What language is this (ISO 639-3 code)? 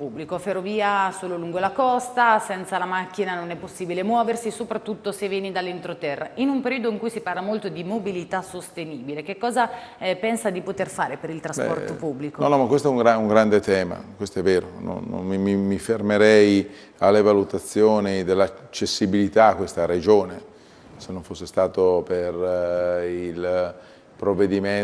ita